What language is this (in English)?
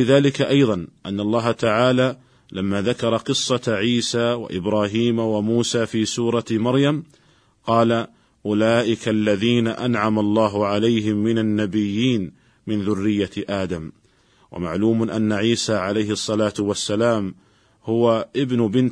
Arabic